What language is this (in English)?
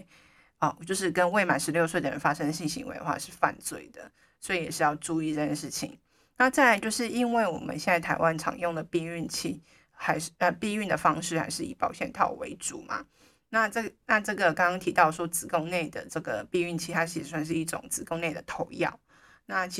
Chinese